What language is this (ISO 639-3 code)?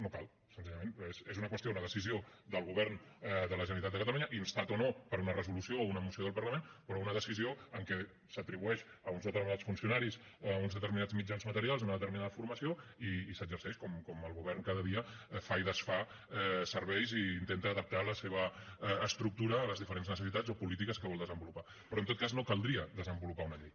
cat